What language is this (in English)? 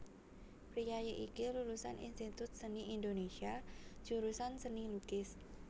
Javanese